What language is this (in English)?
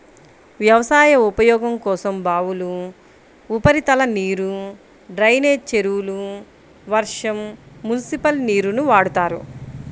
Telugu